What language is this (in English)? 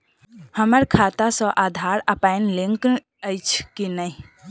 Maithili